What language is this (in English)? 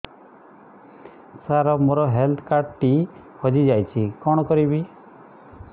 Odia